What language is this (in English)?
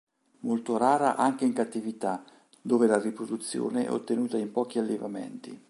Italian